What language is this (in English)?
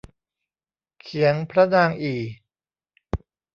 Thai